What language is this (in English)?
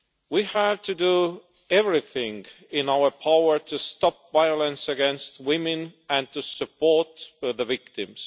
English